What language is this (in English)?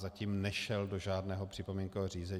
Czech